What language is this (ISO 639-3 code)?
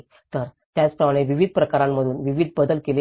mar